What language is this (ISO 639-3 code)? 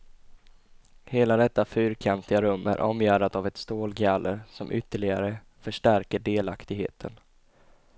swe